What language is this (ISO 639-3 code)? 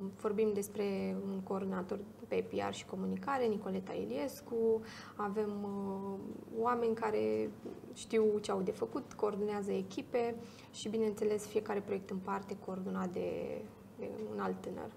ron